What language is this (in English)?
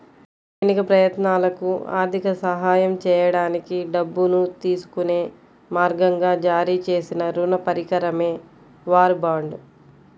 Telugu